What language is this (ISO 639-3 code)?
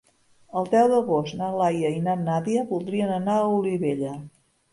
cat